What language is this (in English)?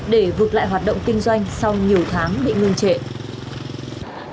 Vietnamese